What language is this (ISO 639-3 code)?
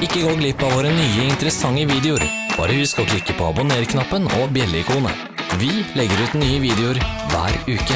nor